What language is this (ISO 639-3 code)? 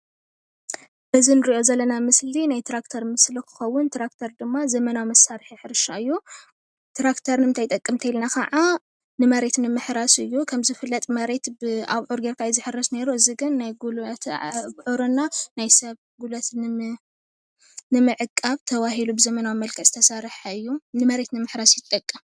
tir